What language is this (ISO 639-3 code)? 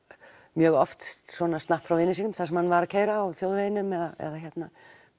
isl